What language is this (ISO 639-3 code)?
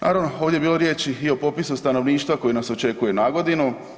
hrv